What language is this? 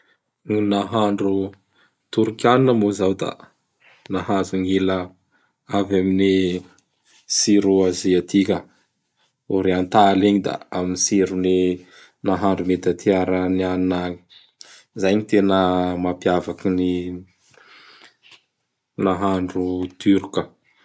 Bara Malagasy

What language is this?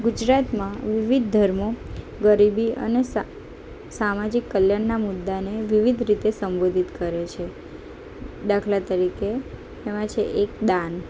Gujarati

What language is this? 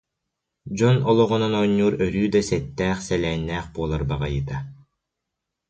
Yakut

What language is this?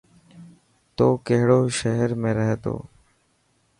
Dhatki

